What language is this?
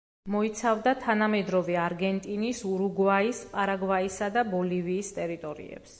Georgian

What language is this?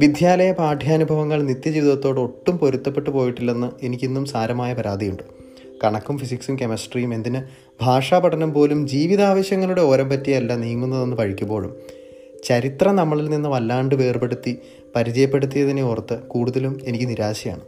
Malayalam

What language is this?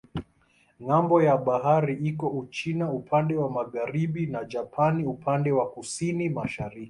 Swahili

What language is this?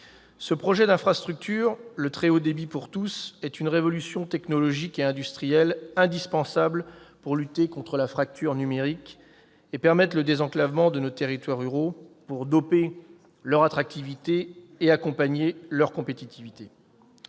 French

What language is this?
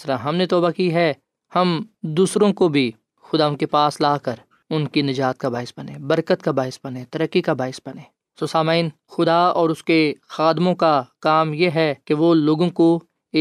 Urdu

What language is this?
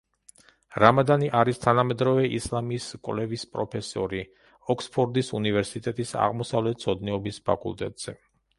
Georgian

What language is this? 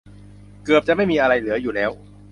Thai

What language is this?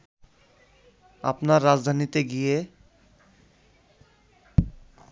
Bangla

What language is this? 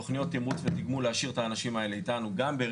Hebrew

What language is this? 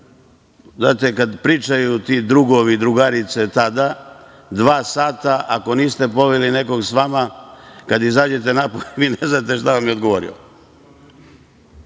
Serbian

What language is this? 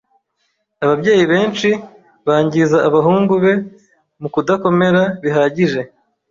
Kinyarwanda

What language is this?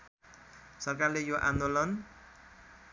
Nepali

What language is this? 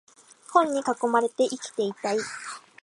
Japanese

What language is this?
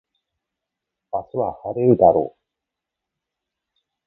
Japanese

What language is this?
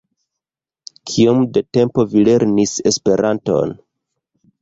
Esperanto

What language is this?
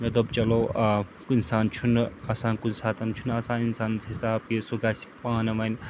Kashmiri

